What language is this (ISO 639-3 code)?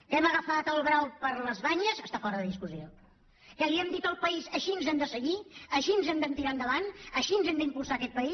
cat